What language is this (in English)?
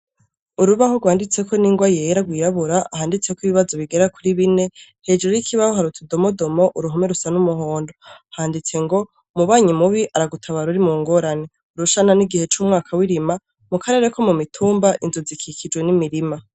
Rundi